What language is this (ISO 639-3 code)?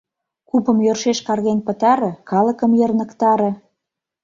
chm